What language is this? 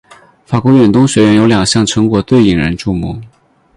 Chinese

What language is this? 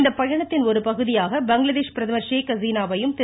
Tamil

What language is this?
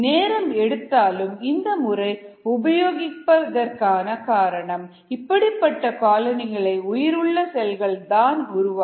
Tamil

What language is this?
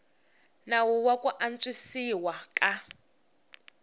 Tsonga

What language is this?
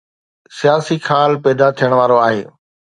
Sindhi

